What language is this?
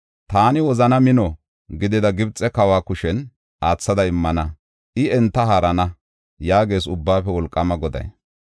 Gofa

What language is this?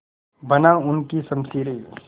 Hindi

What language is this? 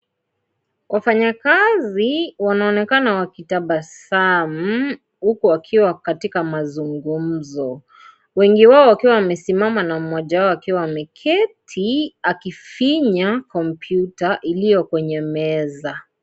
Swahili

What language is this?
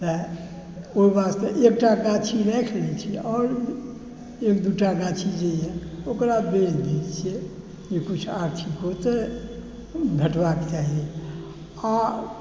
Maithili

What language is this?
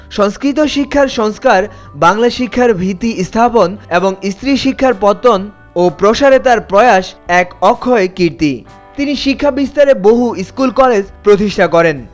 Bangla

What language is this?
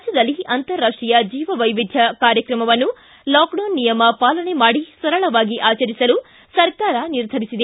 Kannada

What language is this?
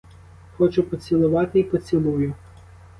Ukrainian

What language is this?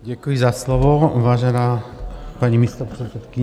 Czech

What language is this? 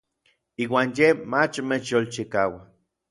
Orizaba Nahuatl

